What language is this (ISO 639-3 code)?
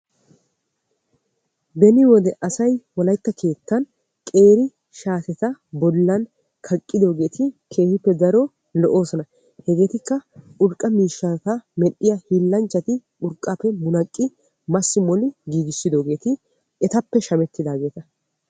wal